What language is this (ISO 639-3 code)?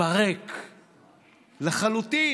heb